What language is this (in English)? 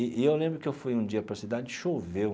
Portuguese